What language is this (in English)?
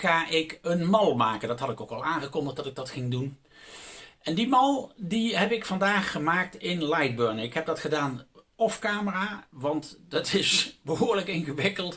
Dutch